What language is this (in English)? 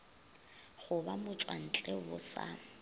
Northern Sotho